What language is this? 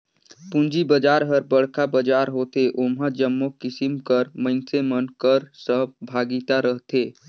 Chhattisgarhi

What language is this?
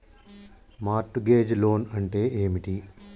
Telugu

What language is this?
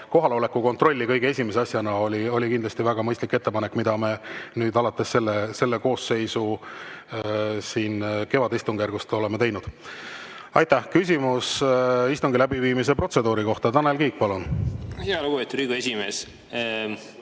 Estonian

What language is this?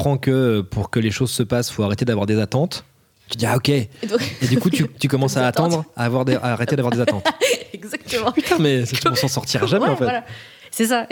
French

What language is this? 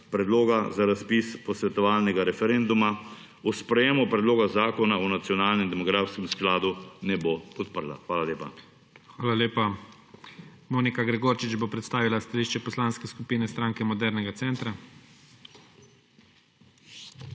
Slovenian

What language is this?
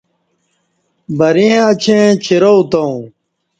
Kati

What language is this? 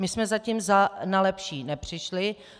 Czech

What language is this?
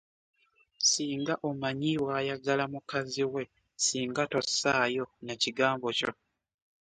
Ganda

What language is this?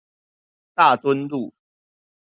Chinese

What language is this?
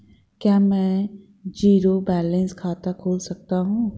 Hindi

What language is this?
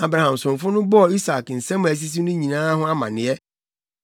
Akan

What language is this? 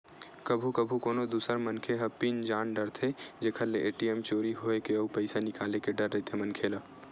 Chhattisgarhi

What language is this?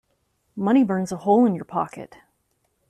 English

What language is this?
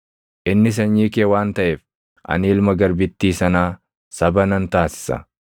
Oromo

